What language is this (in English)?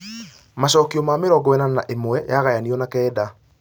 Kikuyu